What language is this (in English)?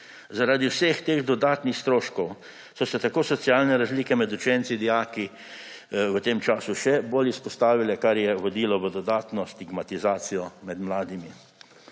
Slovenian